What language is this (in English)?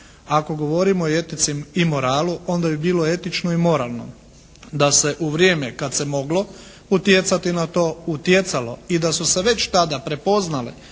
Croatian